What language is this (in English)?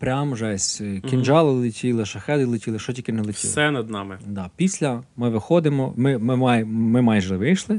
Ukrainian